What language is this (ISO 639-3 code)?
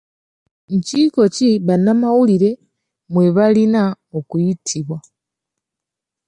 lug